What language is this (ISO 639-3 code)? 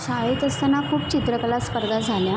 mar